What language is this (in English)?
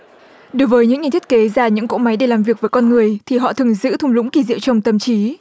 Vietnamese